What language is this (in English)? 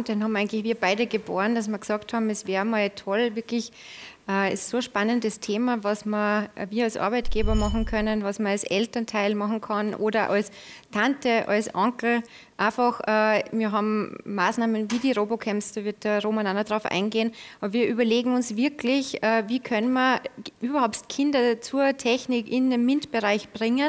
German